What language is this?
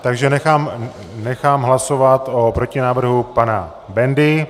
Czech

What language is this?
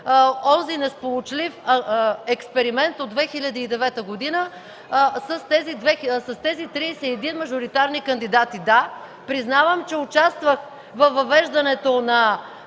Bulgarian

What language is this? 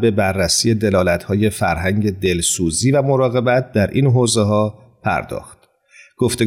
Persian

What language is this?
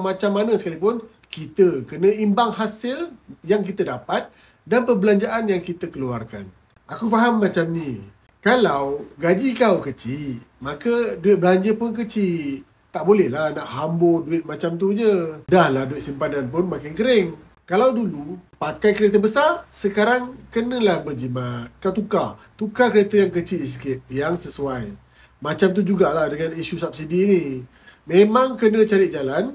Malay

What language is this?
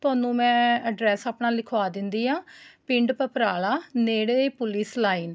Punjabi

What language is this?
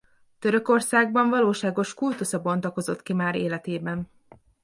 Hungarian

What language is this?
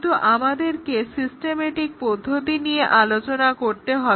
Bangla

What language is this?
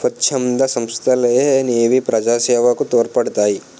Telugu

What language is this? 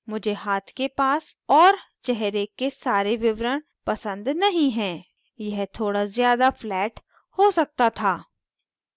Hindi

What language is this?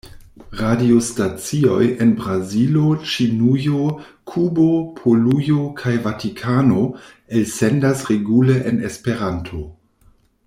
Esperanto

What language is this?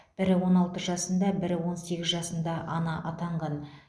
Kazakh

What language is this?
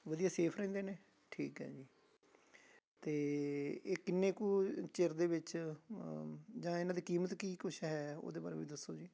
Punjabi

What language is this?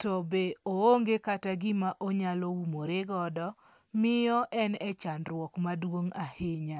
Luo (Kenya and Tanzania)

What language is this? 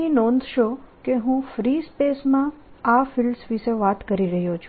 Gujarati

